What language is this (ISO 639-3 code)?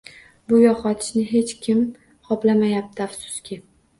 uzb